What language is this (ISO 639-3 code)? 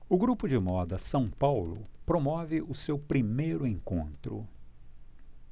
por